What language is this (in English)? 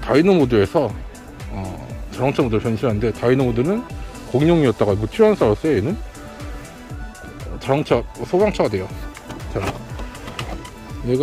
Korean